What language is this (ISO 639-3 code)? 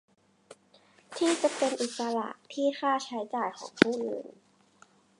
tha